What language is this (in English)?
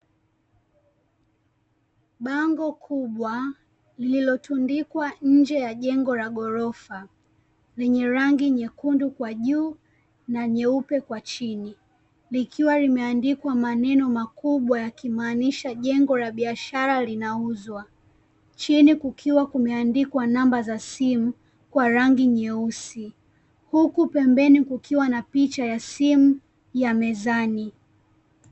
Swahili